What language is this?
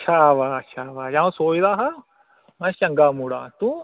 Dogri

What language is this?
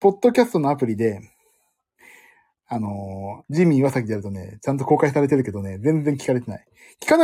Japanese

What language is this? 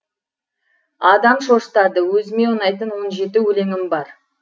Kazakh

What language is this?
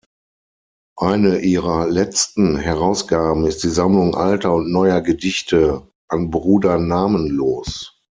German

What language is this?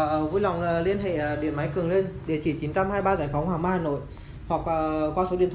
Vietnamese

